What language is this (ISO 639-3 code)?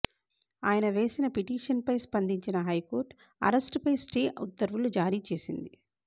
tel